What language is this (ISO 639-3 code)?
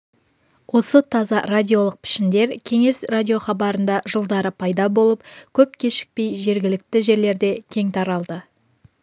kaz